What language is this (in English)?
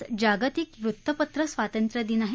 Marathi